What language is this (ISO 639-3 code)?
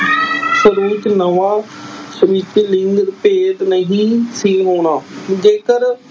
pan